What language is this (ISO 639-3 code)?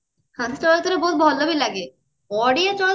ori